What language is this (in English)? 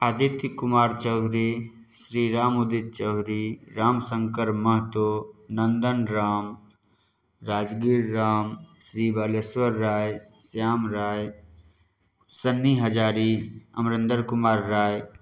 Maithili